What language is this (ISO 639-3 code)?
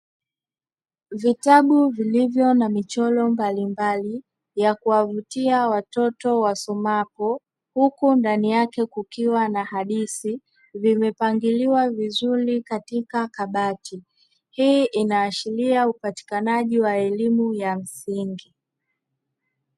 swa